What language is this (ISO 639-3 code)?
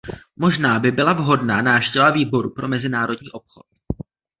ces